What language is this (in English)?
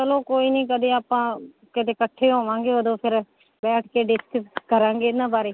Punjabi